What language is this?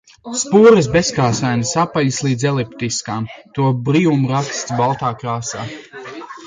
Latvian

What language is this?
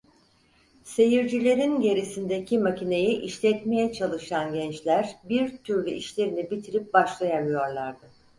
Turkish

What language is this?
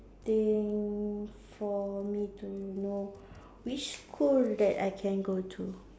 English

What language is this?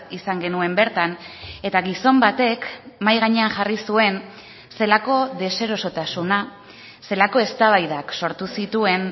Basque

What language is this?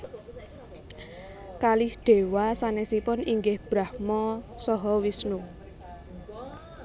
Javanese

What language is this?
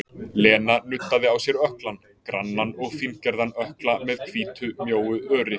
Icelandic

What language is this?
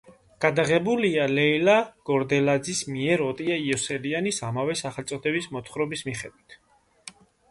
Georgian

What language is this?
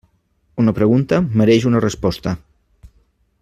Catalan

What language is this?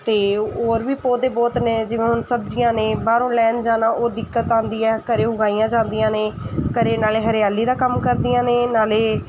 Punjabi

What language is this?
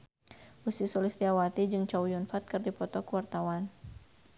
Sundanese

